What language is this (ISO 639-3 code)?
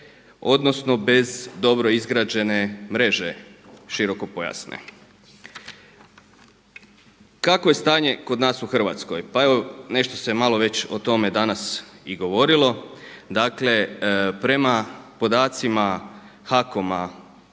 hrv